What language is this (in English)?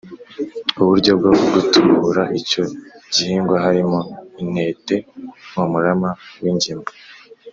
Kinyarwanda